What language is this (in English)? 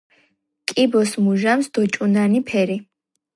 Georgian